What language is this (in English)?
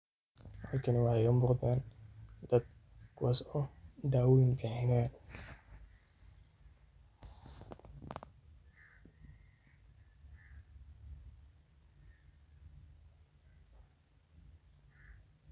Somali